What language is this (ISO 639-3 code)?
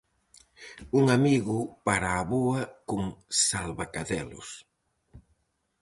glg